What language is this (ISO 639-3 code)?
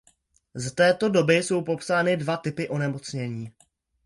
ces